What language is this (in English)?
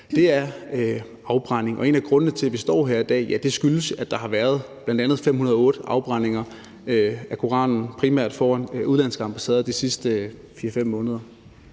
Danish